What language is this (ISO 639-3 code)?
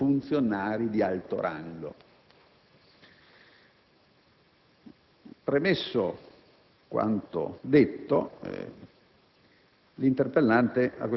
ita